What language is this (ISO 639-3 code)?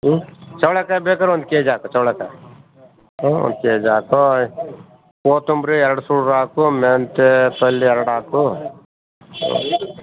kan